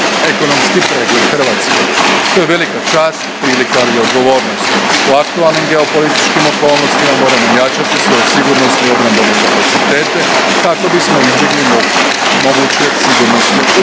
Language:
Croatian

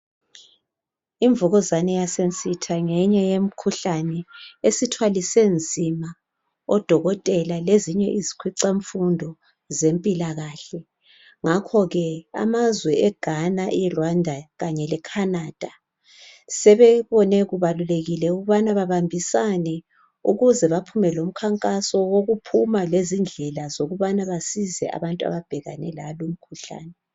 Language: North Ndebele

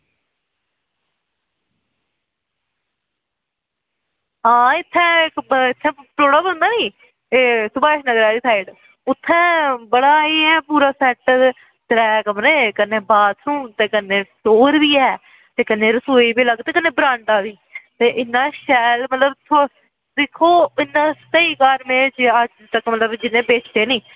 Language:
Dogri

